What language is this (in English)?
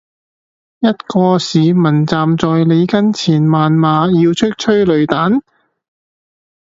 Cantonese